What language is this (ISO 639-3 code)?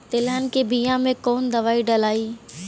bho